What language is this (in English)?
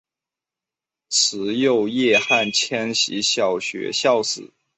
Chinese